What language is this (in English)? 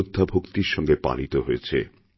Bangla